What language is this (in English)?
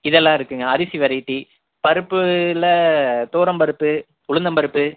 Tamil